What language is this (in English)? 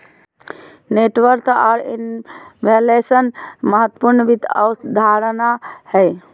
Magahi